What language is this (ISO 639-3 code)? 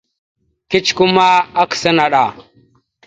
mxu